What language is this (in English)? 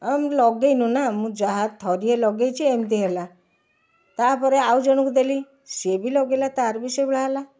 Odia